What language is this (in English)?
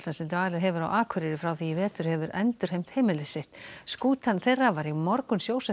Icelandic